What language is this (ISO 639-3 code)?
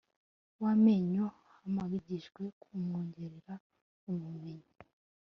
kin